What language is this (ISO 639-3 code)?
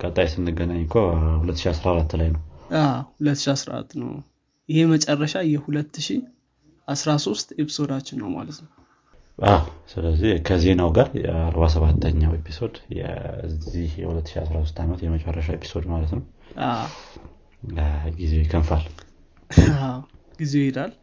amh